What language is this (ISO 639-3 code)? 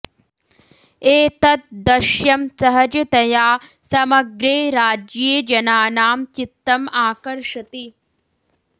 san